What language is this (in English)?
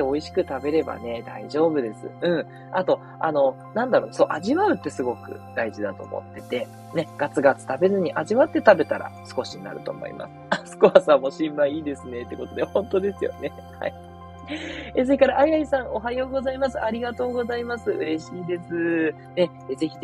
Japanese